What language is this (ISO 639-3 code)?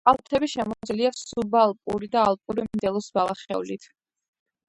kat